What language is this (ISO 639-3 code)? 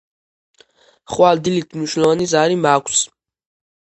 kat